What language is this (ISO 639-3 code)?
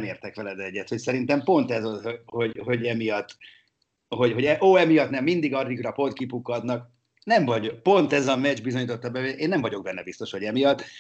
hun